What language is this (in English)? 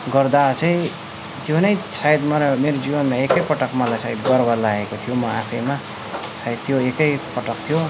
Nepali